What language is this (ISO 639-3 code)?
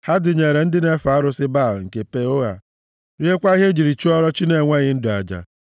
ibo